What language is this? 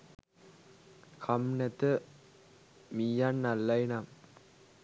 Sinhala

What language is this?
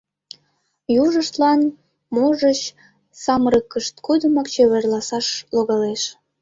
Mari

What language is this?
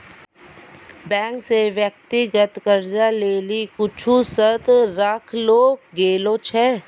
Maithili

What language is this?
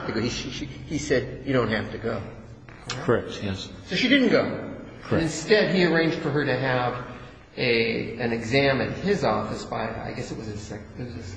English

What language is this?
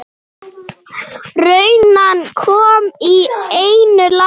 Icelandic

